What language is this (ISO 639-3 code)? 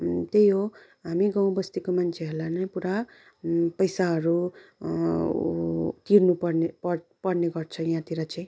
nep